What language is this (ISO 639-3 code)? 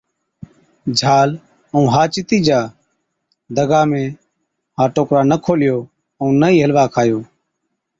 odk